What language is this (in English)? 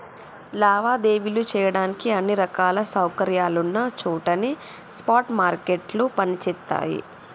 Telugu